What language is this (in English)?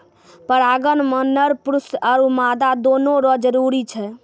Maithili